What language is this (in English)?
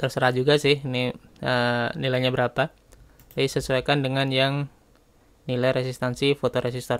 Indonesian